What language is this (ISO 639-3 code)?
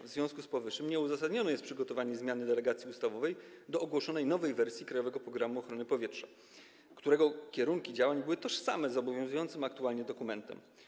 pol